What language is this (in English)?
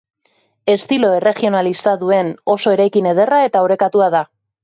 Basque